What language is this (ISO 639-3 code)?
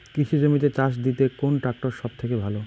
ben